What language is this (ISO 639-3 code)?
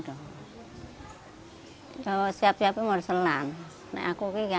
ind